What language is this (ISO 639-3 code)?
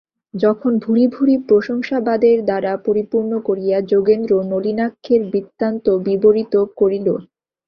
ben